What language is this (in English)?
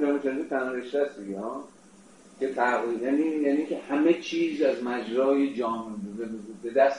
Persian